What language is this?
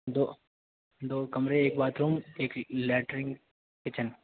Urdu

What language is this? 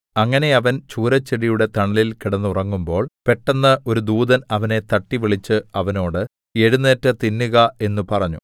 Malayalam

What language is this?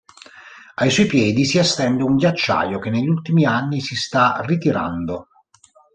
Italian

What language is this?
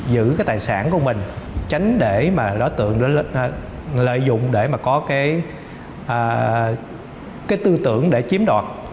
Vietnamese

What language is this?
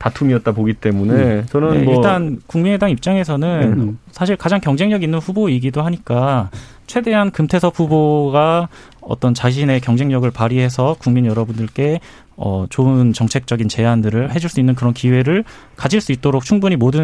Korean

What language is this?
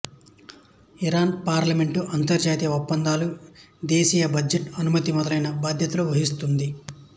Telugu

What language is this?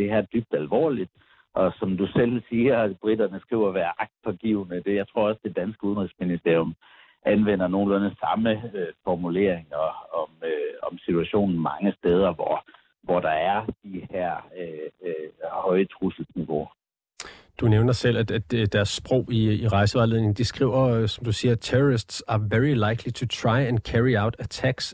Danish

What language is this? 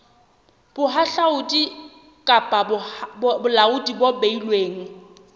Southern Sotho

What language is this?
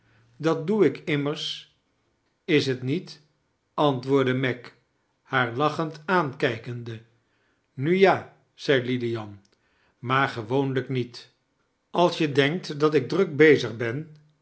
Dutch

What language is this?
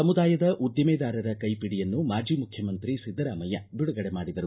Kannada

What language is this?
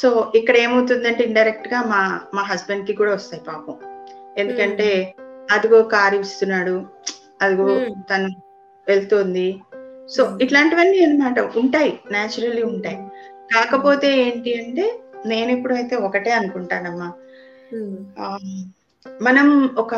Telugu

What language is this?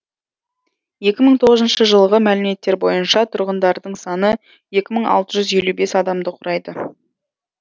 Kazakh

